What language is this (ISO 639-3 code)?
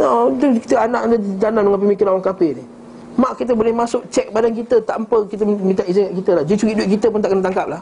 msa